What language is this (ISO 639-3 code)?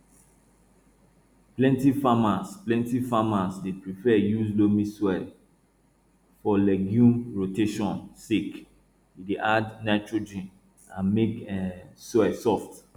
pcm